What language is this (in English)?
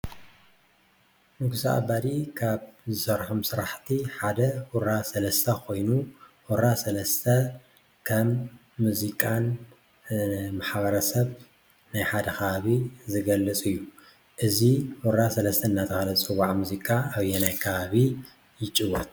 Tigrinya